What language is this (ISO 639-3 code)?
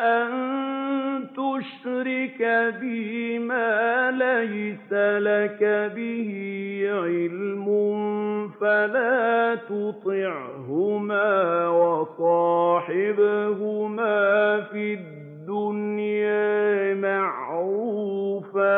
ara